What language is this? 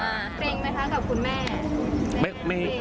Thai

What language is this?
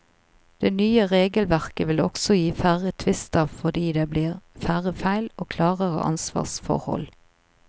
Norwegian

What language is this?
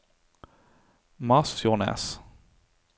Norwegian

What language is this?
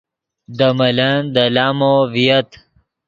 Yidgha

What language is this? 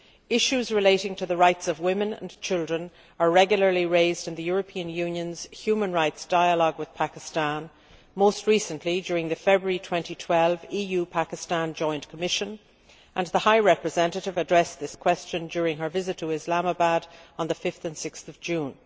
English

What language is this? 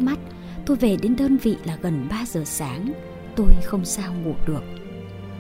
Vietnamese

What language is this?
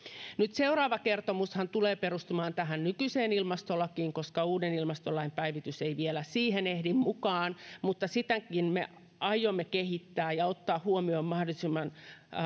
Finnish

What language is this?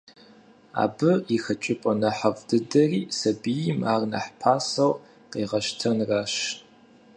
Kabardian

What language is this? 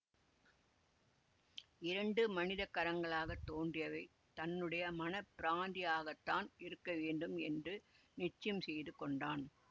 Tamil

